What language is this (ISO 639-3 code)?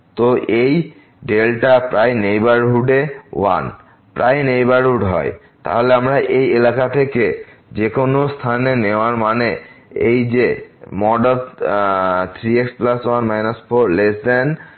ben